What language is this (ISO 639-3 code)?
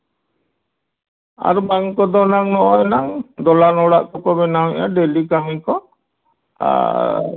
sat